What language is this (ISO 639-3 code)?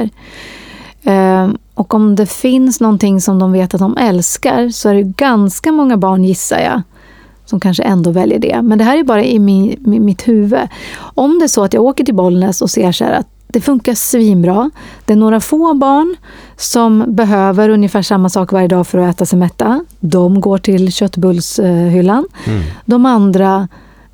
swe